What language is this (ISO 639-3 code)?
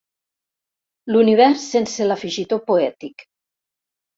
cat